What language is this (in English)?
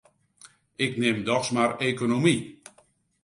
Western Frisian